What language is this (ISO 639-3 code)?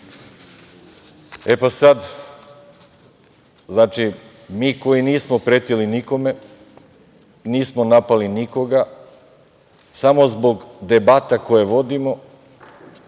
srp